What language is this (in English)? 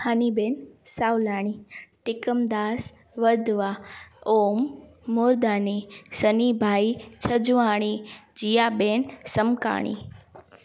Sindhi